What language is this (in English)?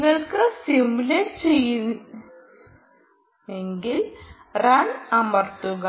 Malayalam